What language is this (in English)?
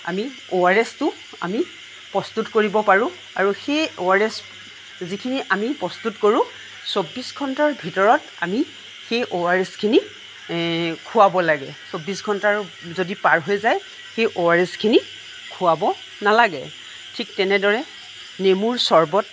Assamese